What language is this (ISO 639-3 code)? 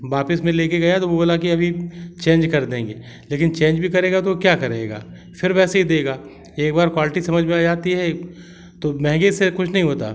hin